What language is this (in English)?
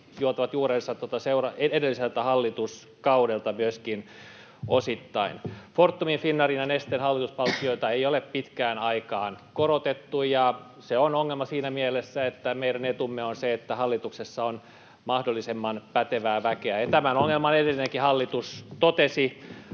Finnish